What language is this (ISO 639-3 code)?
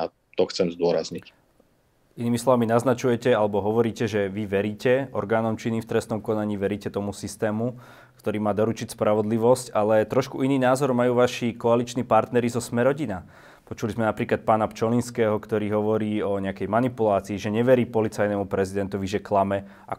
slk